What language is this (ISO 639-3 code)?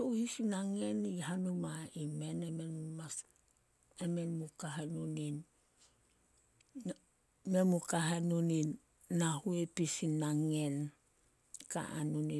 sol